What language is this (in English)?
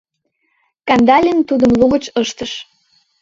Mari